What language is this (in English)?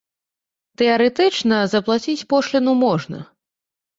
Belarusian